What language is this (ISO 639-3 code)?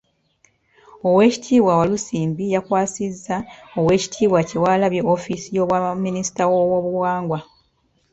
lug